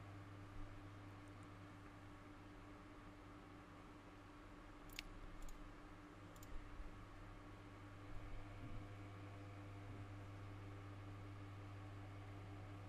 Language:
Italian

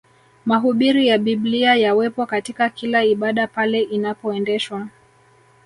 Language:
Swahili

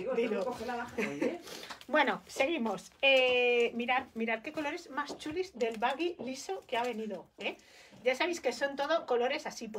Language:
Spanish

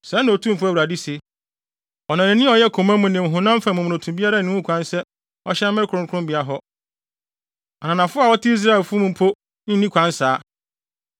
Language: Akan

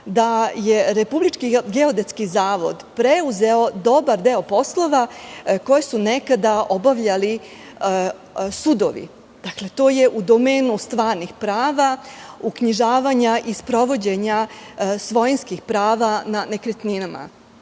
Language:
Serbian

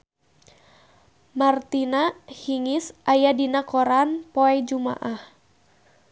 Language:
Sundanese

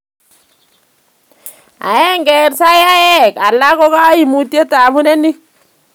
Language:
Kalenjin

